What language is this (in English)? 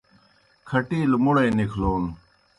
Kohistani Shina